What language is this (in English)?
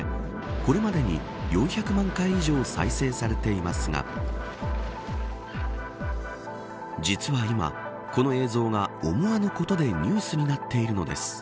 Japanese